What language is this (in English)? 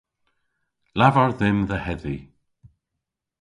Cornish